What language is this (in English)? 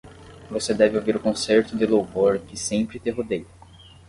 Portuguese